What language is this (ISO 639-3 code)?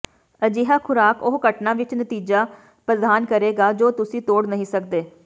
pan